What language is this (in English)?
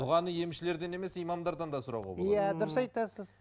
Kazakh